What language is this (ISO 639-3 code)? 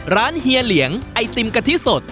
tha